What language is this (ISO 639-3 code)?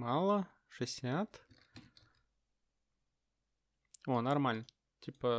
rus